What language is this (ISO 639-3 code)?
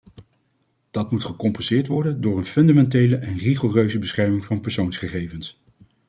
nld